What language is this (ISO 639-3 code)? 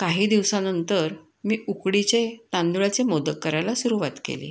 mar